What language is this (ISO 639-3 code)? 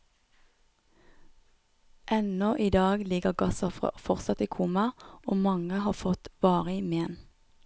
nor